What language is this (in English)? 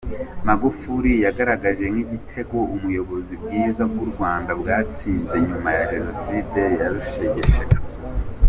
Kinyarwanda